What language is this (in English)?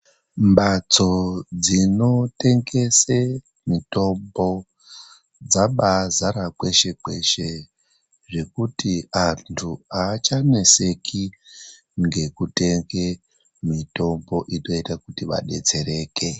Ndau